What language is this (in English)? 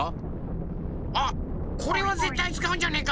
Japanese